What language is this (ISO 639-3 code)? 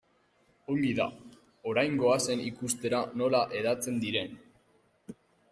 eus